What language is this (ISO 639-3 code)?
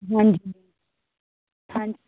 pan